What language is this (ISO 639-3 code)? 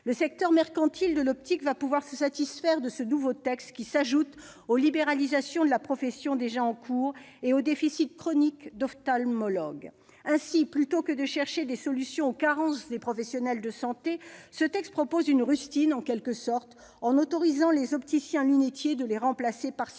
fra